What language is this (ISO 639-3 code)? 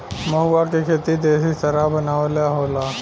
bho